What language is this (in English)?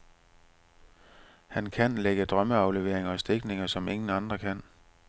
Danish